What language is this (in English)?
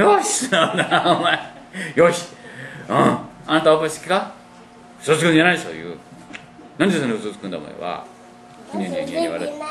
Japanese